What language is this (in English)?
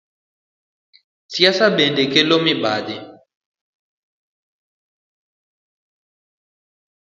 Luo (Kenya and Tanzania)